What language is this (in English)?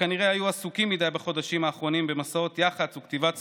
Hebrew